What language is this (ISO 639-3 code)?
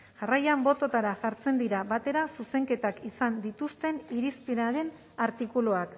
eus